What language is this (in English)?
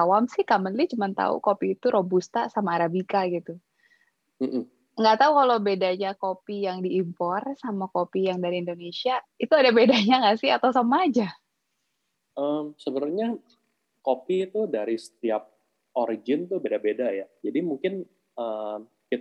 Indonesian